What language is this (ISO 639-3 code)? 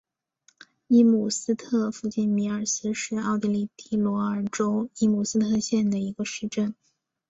zho